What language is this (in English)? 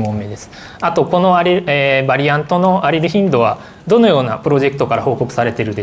Japanese